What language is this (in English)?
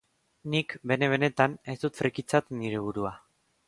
Basque